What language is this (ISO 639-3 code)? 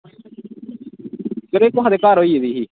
doi